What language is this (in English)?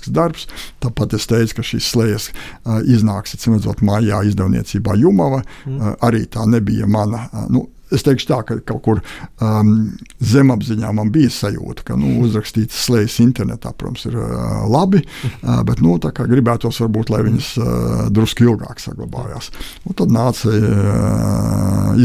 Latvian